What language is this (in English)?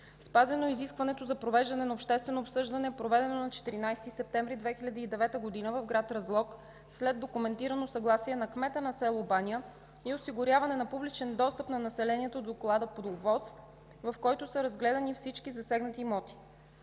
Bulgarian